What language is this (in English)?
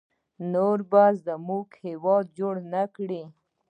Pashto